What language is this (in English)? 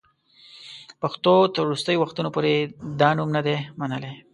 Pashto